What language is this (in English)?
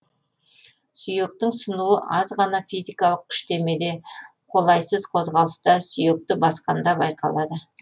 Kazakh